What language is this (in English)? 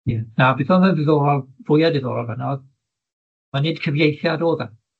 Welsh